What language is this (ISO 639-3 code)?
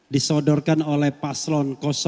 ind